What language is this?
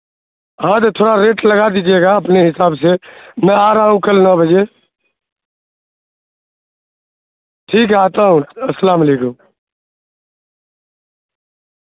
Urdu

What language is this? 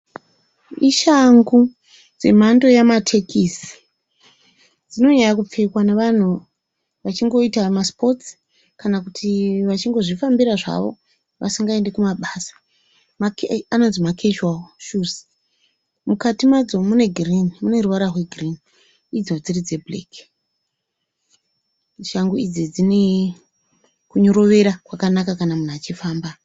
Shona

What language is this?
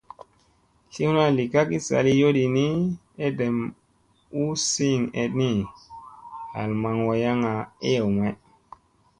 Musey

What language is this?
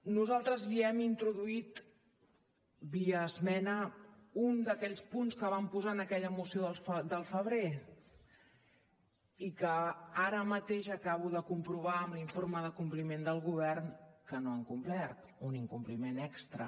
Catalan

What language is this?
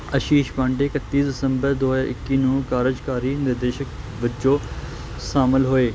Punjabi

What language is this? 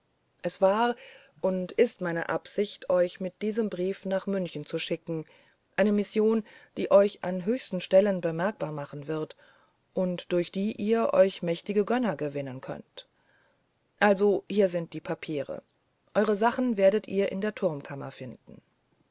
German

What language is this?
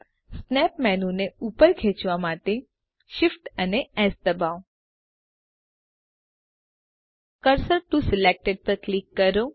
Gujarati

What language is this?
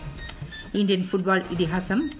Malayalam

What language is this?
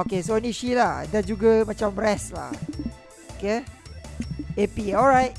Malay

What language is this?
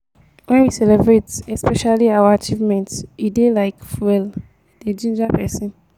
Nigerian Pidgin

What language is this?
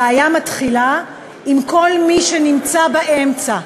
Hebrew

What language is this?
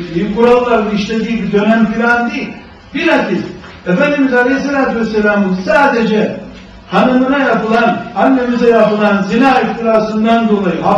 Turkish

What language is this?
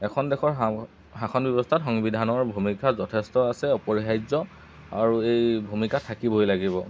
Assamese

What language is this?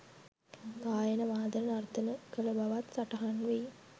Sinhala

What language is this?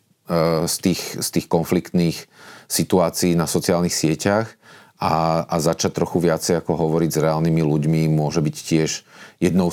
Slovak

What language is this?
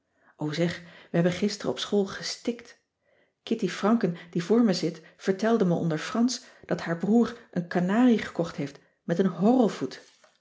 Dutch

